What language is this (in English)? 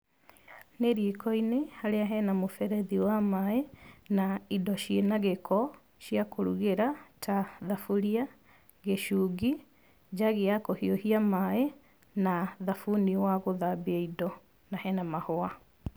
Kikuyu